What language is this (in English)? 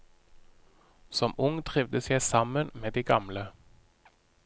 Norwegian